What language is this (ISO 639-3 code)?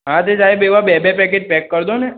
guj